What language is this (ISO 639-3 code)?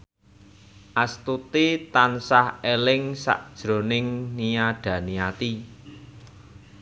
jav